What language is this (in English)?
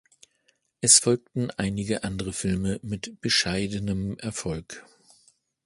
German